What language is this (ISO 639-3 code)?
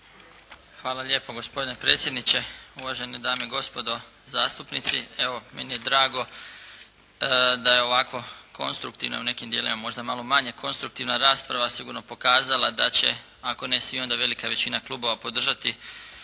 hrv